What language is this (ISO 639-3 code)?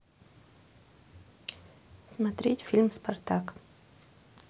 rus